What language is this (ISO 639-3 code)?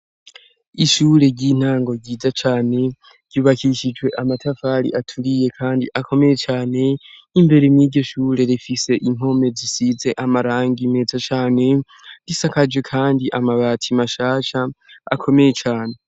run